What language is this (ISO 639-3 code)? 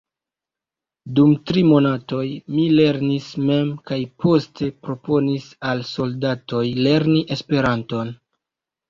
epo